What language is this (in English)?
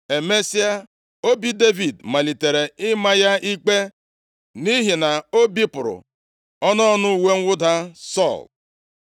Igbo